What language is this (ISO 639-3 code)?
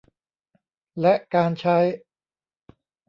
tha